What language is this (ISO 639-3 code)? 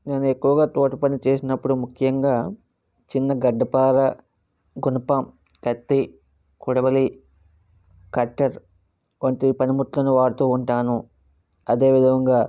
tel